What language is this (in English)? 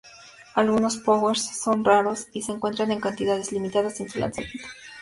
Spanish